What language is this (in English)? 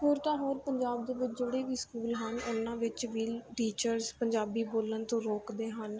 Punjabi